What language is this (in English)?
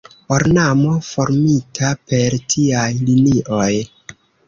Esperanto